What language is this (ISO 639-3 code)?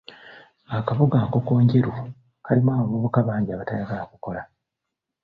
lug